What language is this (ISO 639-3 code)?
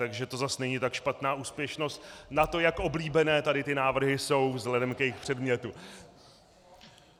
ces